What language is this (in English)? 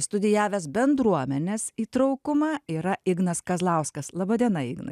Lithuanian